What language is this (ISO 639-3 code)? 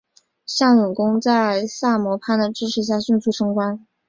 zho